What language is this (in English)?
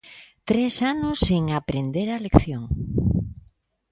Galician